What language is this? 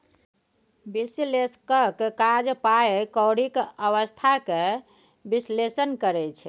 Maithili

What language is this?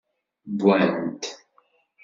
Kabyle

